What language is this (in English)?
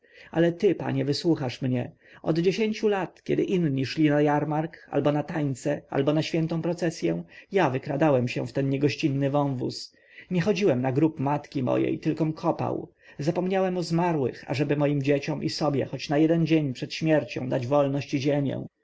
Polish